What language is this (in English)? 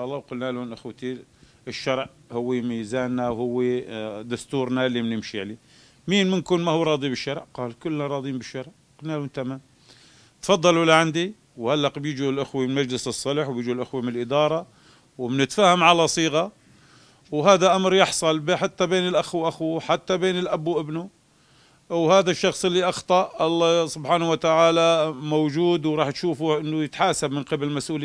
Arabic